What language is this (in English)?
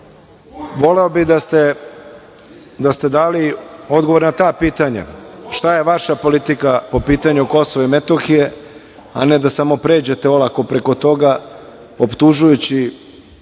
Serbian